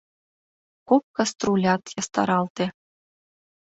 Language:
Mari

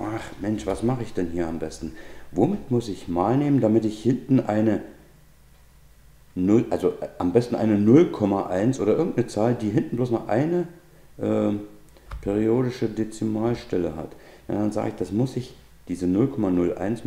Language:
German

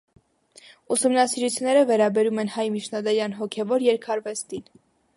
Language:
Armenian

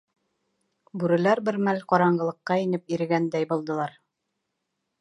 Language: Bashkir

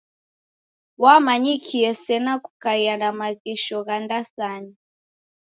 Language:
Taita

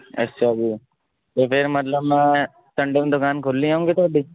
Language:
Punjabi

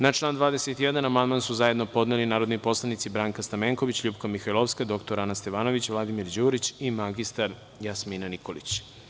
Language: Serbian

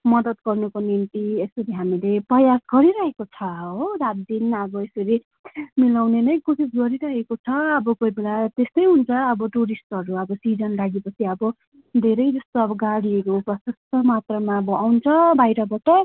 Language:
Nepali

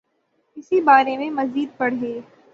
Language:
Urdu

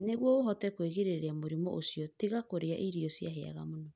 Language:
Kikuyu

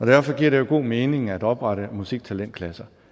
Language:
Danish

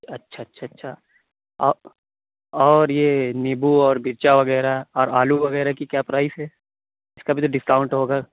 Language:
Urdu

